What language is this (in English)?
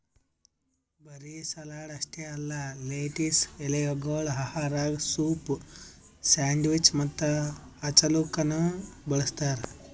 Kannada